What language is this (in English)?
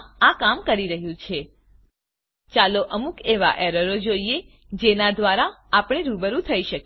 Gujarati